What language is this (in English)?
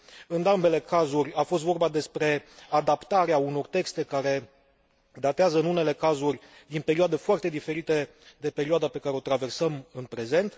Romanian